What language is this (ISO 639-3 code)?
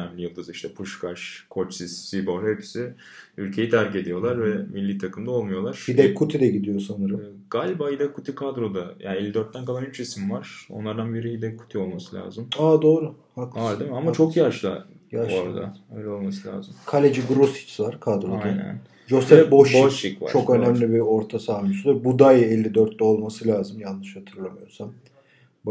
tur